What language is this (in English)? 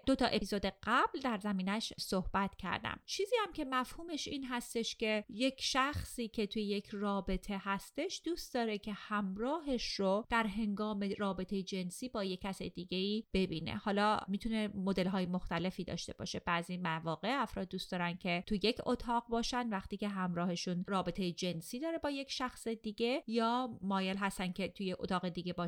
Persian